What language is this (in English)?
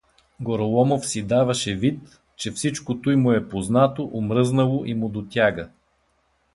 Bulgarian